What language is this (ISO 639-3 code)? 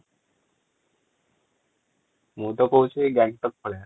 ori